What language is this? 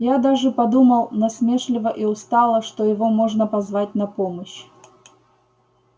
Russian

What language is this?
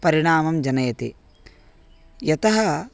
Sanskrit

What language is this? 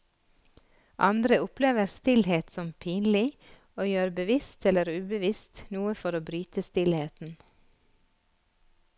Norwegian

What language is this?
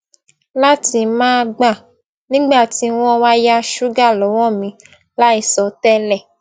Yoruba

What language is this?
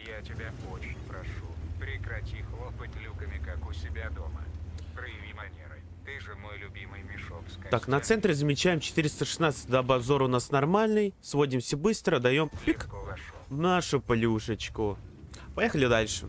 Russian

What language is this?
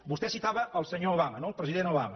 Catalan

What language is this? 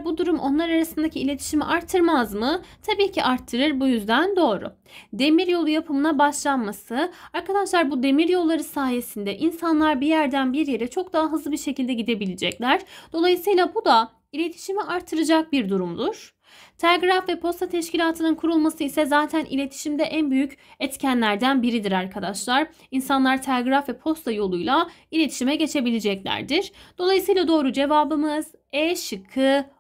Turkish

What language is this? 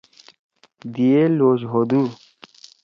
Torwali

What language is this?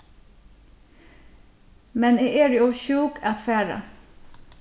Faroese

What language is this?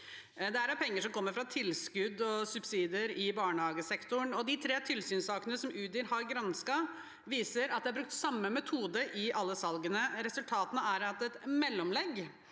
Norwegian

